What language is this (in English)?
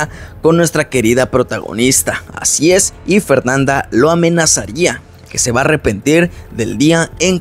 Spanish